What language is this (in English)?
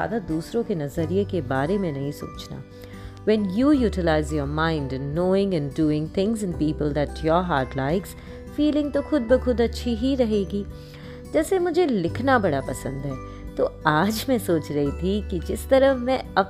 Hindi